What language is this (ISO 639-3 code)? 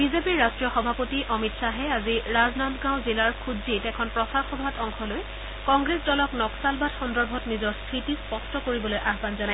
asm